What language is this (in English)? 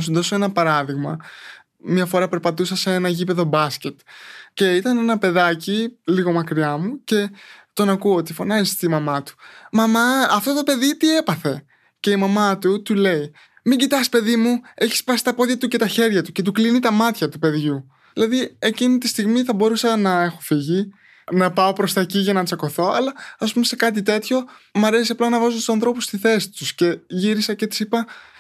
Greek